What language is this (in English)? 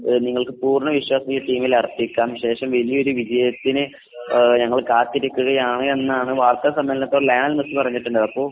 Malayalam